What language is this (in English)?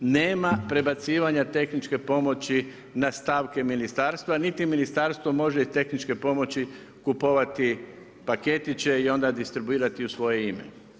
Croatian